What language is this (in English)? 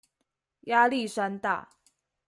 Chinese